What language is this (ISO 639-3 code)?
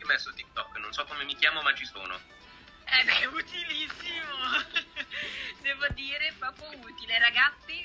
ita